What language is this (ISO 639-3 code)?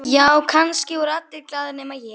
isl